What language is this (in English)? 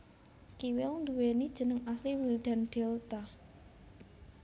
Javanese